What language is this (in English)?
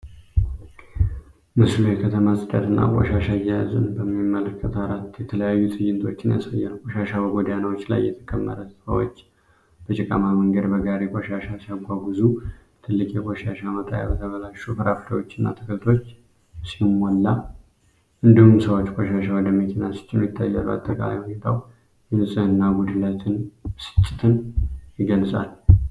Amharic